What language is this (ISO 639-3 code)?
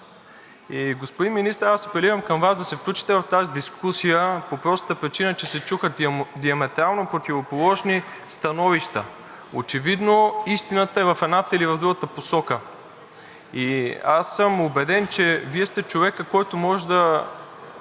bul